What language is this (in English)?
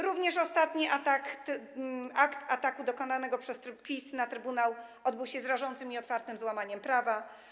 Polish